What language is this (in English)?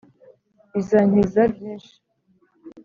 Kinyarwanda